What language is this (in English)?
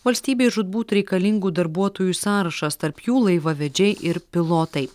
Lithuanian